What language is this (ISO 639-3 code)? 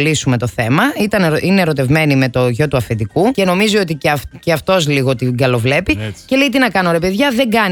ell